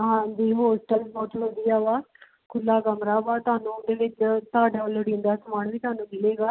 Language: Punjabi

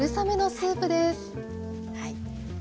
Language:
Japanese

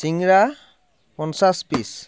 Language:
Assamese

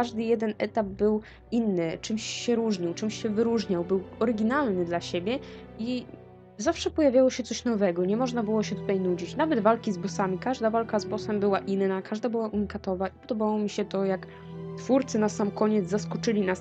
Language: Polish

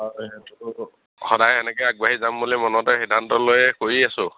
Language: Assamese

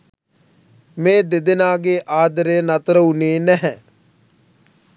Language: Sinhala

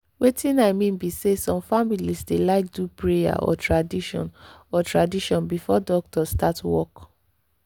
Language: Nigerian Pidgin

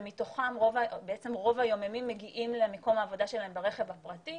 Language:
Hebrew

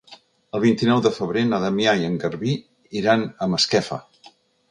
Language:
Catalan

